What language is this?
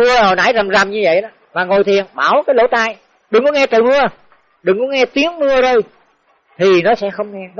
Vietnamese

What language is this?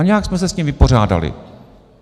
Czech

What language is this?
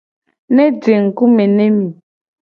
Gen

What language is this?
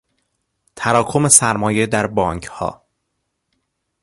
Persian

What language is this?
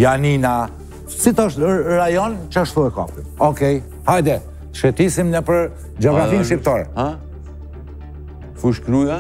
Romanian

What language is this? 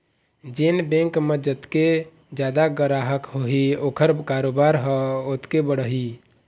Chhattisgarhi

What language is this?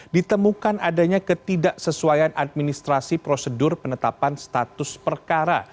Indonesian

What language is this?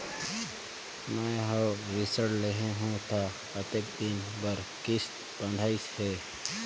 Chhattisgarhi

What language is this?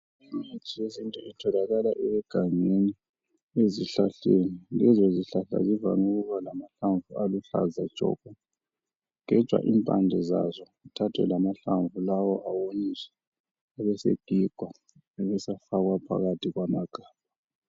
North Ndebele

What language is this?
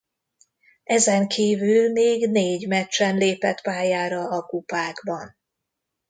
Hungarian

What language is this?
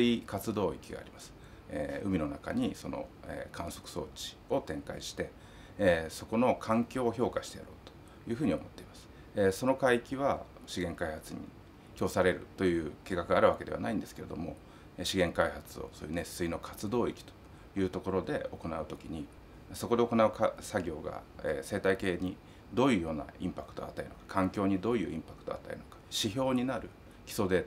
Japanese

